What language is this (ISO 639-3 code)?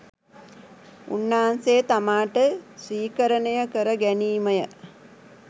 sin